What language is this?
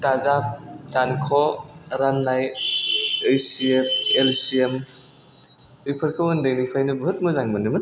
Bodo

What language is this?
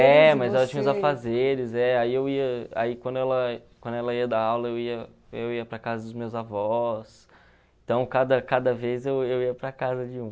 Portuguese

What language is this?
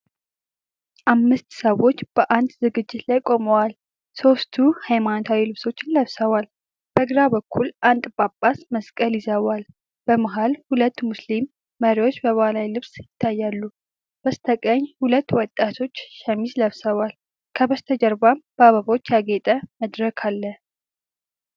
Amharic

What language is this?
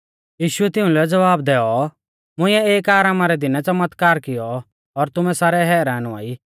Mahasu Pahari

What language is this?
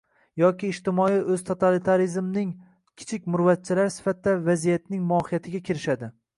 Uzbek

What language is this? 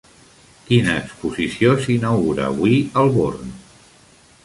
Catalan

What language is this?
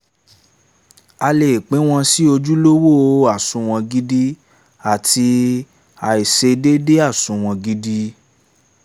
Yoruba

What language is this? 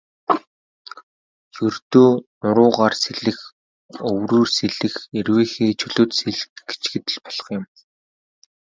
Mongolian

